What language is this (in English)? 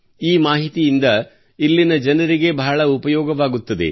Kannada